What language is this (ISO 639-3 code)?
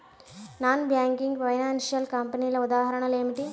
tel